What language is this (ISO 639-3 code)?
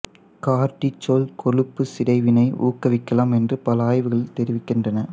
tam